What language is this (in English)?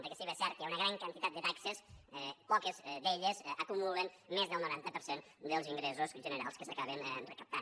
Catalan